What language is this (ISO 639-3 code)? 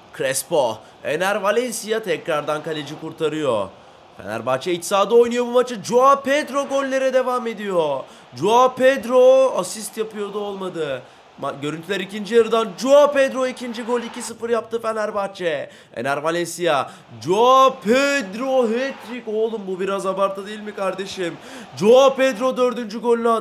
tur